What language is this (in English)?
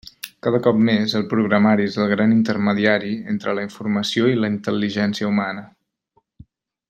Catalan